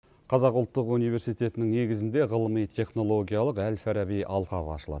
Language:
Kazakh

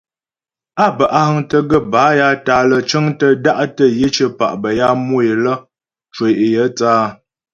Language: Ghomala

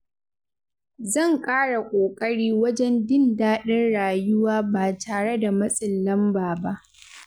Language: Hausa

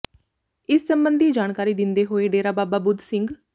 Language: Punjabi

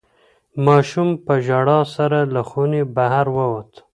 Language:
Pashto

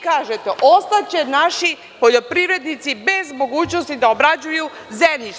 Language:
Serbian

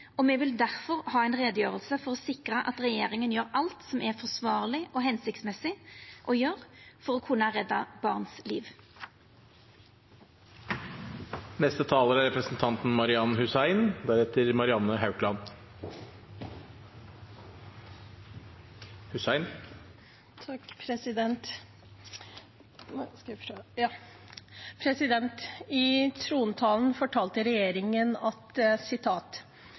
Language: Norwegian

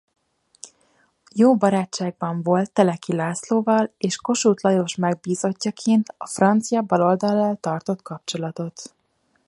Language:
Hungarian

